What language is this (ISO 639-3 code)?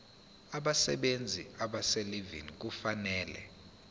zul